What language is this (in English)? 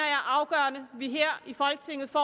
Danish